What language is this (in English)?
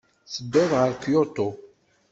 Kabyle